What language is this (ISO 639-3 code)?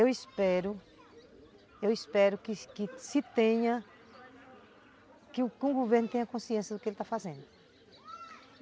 por